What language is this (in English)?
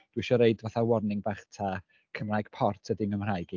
Welsh